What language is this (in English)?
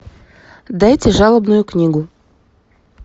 Russian